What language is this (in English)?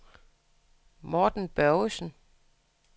Danish